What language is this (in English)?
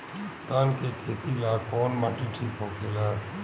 Bhojpuri